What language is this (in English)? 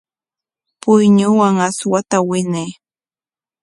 Corongo Ancash Quechua